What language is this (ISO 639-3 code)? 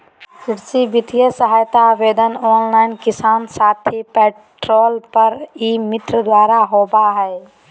mag